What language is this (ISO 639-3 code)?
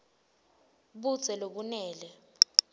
ssw